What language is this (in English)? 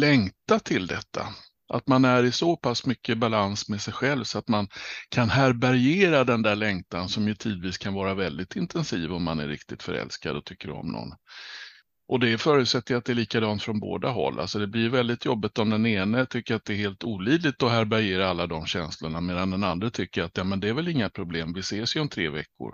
Swedish